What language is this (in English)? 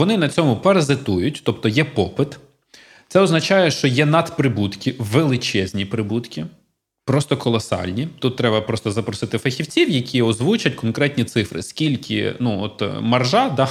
Ukrainian